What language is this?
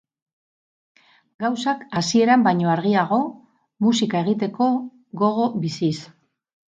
Basque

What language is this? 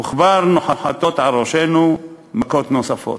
Hebrew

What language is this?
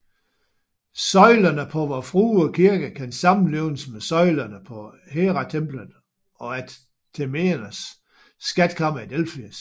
Danish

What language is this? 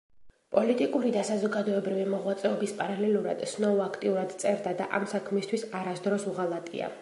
Georgian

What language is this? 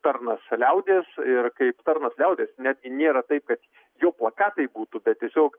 Lithuanian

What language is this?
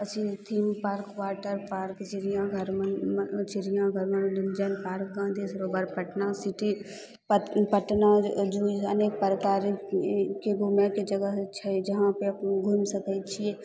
Maithili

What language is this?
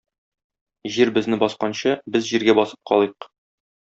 Tatar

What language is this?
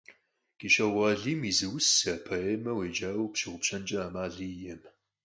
Kabardian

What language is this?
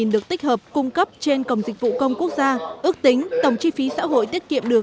Vietnamese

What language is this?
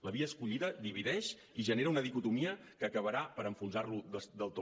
Catalan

